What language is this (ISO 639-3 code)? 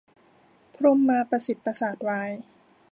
tha